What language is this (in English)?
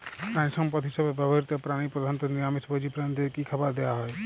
Bangla